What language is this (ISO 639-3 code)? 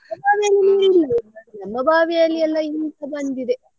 kan